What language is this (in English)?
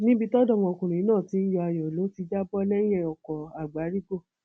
Yoruba